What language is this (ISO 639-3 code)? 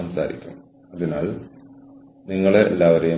mal